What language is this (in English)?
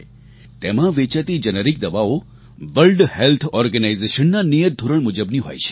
Gujarati